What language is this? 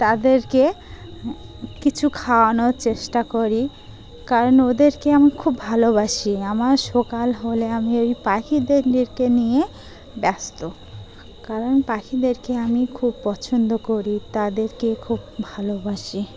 Bangla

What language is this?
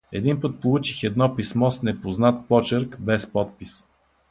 Bulgarian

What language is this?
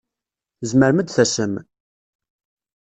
Kabyle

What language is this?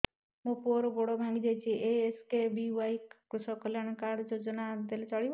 Odia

